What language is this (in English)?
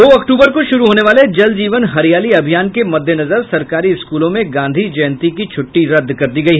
Hindi